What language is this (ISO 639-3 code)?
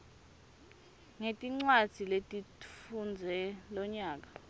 ssw